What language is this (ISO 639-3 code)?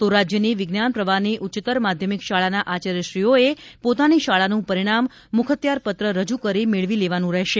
guj